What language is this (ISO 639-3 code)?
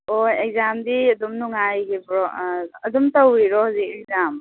mni